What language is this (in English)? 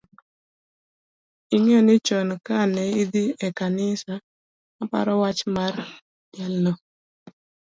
Luo (Kenya and Tanzania)